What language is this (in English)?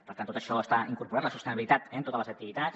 Catalan